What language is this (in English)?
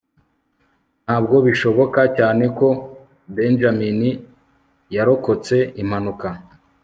Kinyarwanda